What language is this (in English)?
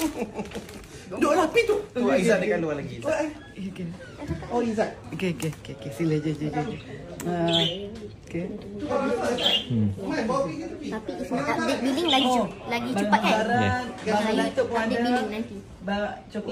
Malay